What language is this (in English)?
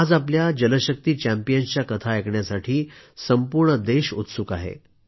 Marathi